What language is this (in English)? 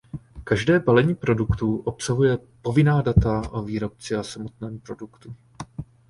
Czech